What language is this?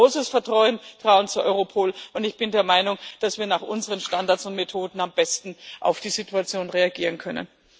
German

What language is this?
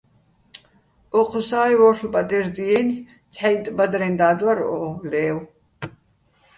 Bats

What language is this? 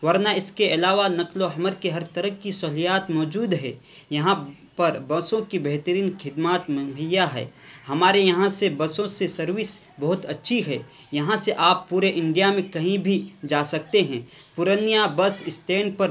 Urdu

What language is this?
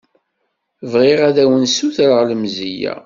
Kabyle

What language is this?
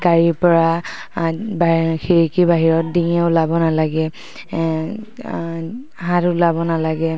Assamese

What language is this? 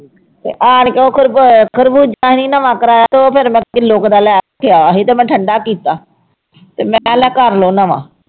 Punjabi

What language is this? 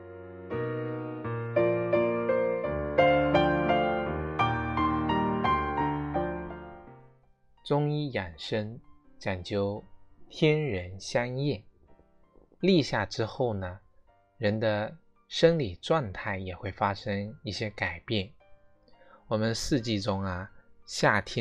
Chinese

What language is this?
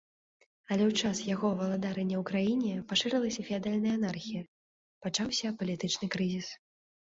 Belarusian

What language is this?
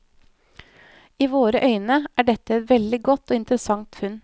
Norwegian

